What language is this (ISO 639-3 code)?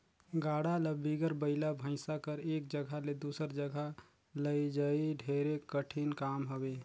hne